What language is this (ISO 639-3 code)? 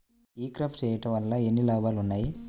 tel